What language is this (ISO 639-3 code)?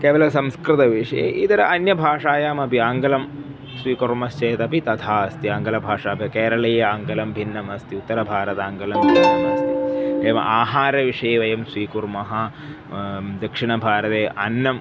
san